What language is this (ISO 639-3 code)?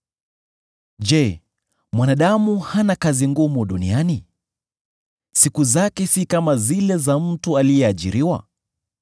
swa